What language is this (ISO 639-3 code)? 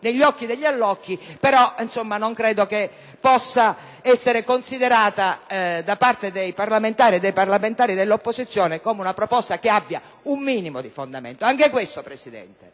ita